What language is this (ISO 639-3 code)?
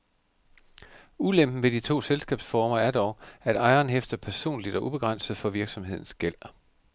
dan